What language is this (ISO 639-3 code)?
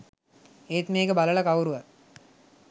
sin